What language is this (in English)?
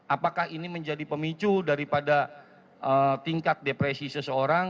Indonesian